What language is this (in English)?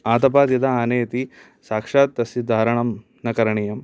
Sanskrit